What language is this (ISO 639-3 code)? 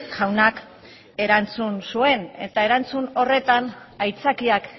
eus